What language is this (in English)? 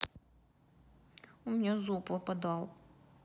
Russian